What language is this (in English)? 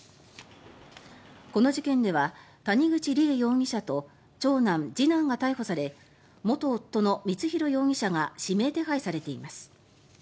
Japanese